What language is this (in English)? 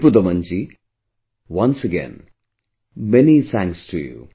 English